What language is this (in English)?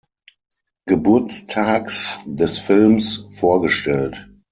German